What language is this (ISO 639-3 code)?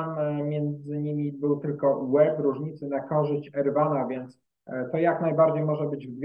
pol